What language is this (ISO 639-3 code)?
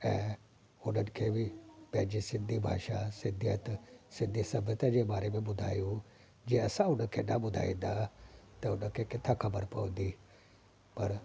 snd